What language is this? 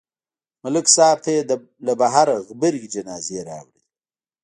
Pashto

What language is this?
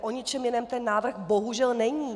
Czech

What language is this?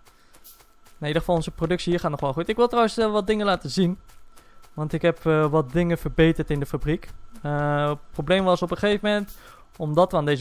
Dutch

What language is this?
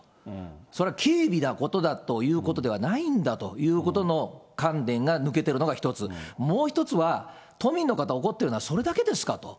Japanese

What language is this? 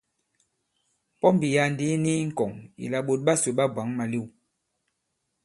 Bankon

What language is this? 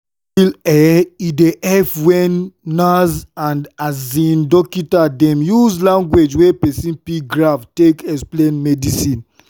Nigerian Pidgin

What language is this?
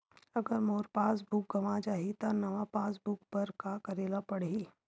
Chhattisgarhi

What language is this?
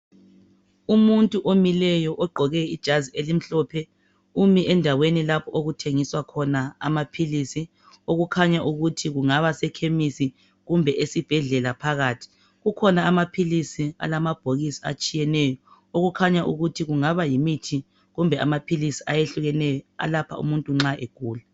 North Ndebele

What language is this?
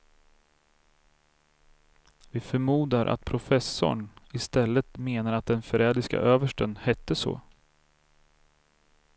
Swedish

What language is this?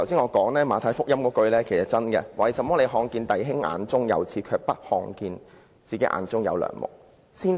Cantonese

